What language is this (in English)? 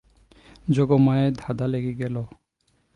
Bangla